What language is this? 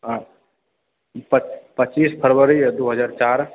Maithili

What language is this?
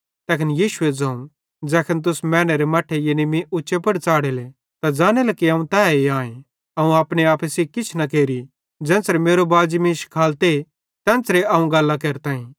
Bhadrawahi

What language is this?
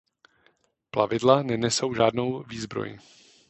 Czech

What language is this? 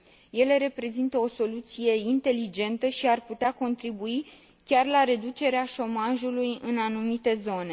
Romanian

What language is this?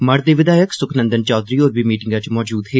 Dogri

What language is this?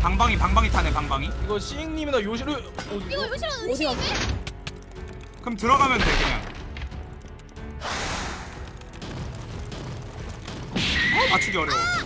Korean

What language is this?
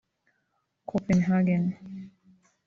Kinyarwanda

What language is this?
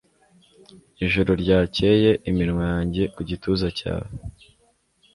Kinyarwanda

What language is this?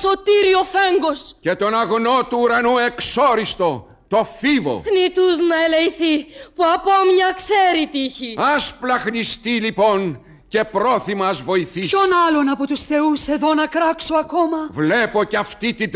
Greek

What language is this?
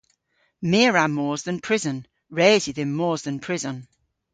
Cornish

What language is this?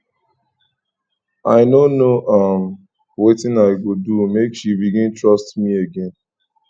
Nigerian Pidgin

